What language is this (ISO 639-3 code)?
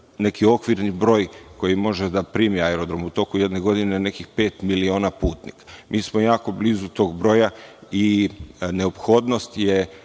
srp